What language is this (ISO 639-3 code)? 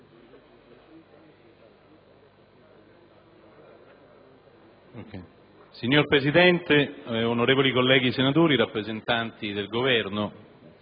ita